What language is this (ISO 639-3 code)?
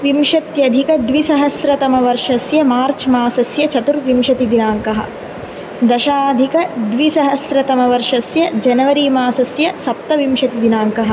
san